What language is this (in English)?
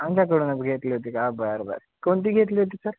Marathi